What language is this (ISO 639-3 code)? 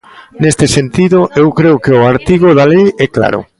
glg